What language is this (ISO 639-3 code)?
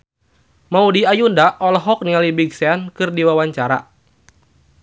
sun